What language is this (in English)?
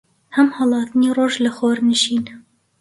Central Kurdish